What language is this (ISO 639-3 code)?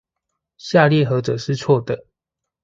zho